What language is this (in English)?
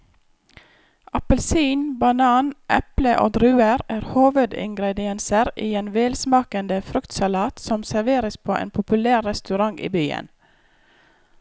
Norwegian